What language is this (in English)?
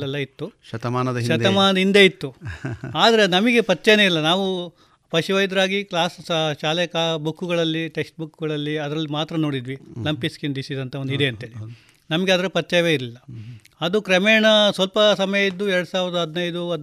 Kannada